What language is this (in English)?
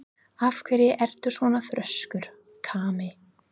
Icelandic